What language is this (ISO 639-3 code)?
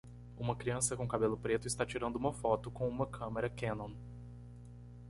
por